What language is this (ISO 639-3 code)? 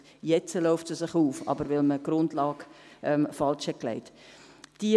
gsw